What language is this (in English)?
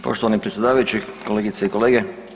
Croatian